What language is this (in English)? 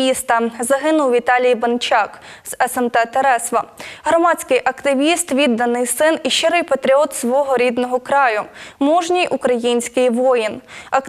Ukrainian